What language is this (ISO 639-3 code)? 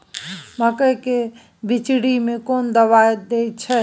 mai